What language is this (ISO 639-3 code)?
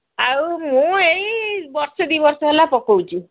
ori